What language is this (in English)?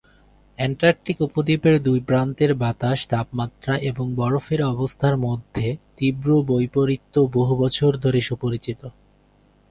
Bangla